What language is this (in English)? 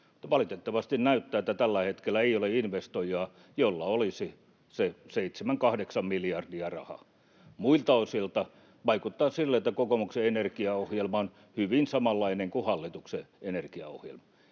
Finnish